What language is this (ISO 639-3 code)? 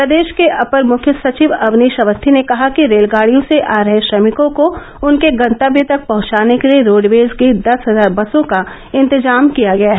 hin